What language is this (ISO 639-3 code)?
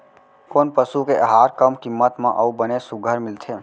hne